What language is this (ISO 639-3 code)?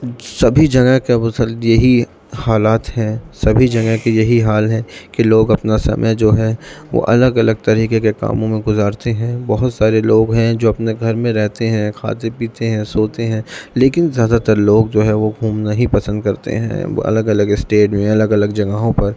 urd